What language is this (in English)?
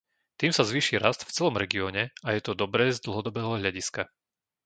Slovak